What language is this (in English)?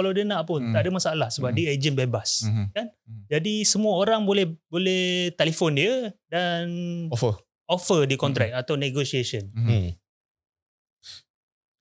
Malay